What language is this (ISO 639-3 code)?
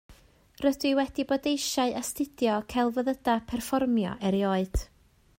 cym